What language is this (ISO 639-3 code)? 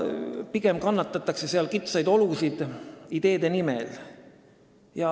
est